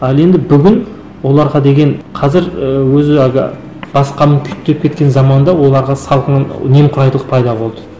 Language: Kazakh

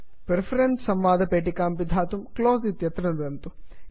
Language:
Sanskrit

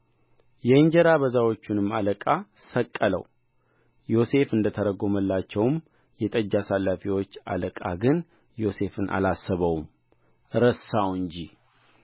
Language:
Amharic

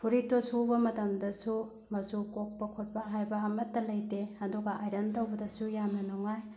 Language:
Manipuri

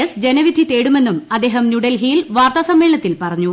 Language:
Malayalam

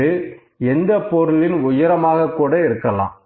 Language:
Tamil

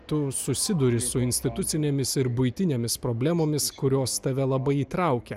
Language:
Lithuanian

